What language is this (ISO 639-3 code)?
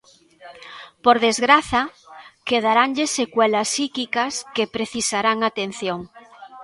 glg